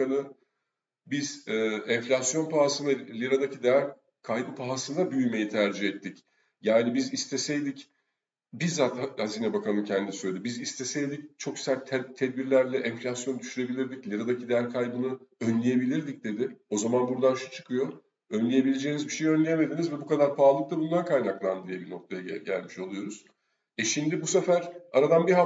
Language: Turkish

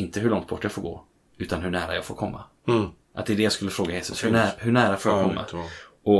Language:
Swedish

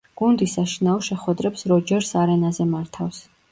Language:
Georgian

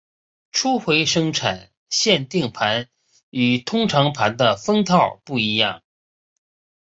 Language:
Chinese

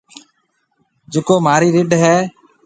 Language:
Marwari (Pakistan)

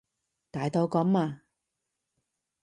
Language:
Cantonese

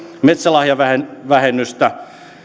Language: Finnish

